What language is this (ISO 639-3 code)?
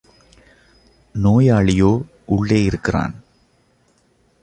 tam